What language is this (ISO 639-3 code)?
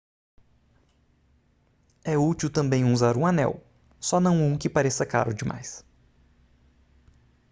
por